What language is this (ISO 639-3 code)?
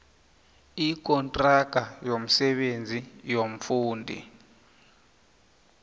nbl